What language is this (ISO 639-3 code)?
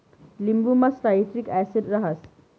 mar